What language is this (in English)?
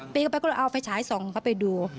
Thai